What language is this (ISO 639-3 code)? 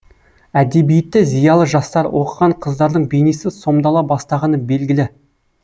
kaz